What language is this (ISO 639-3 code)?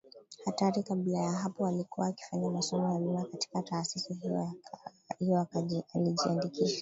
swa